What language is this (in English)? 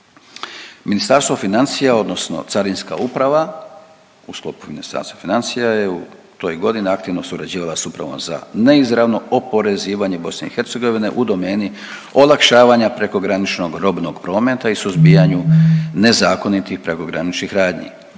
Croatian